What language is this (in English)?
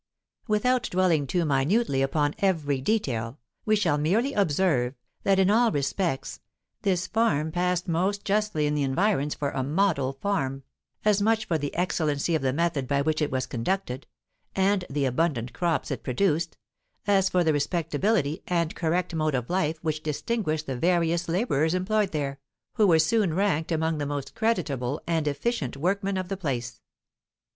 English